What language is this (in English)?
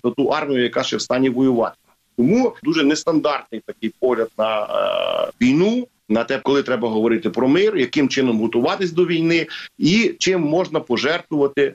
Ukrainian